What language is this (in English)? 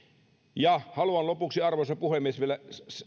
Finnish